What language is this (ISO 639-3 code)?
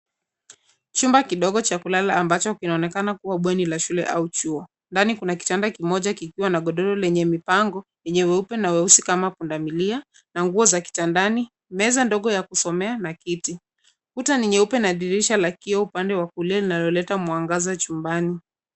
swa